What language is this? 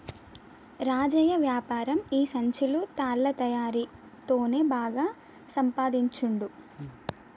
Telugu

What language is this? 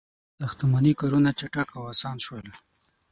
Pashto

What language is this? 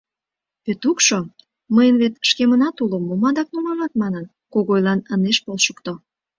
Mari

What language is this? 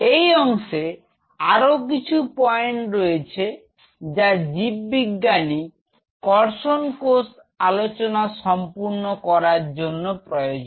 Bangla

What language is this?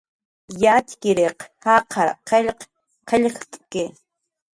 Jaqaru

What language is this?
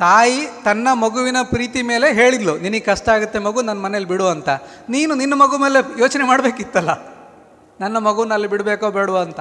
Kannada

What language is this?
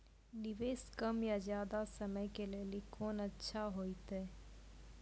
Maithili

